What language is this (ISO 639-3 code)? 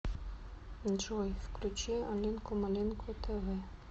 rus